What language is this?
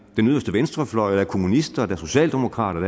Danish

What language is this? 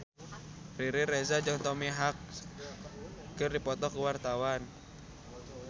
Sundanese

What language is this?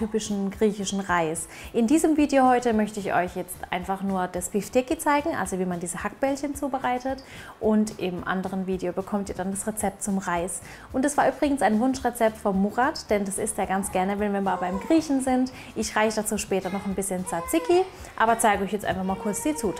German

